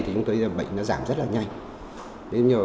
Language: Vietnamese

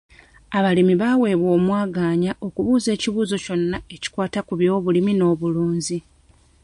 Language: Ganda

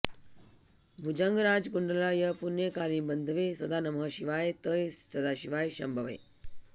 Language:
Sanskrit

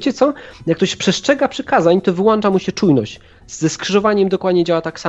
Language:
Polish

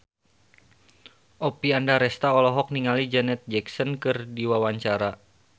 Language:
Sundanese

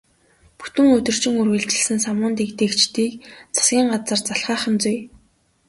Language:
Mongolian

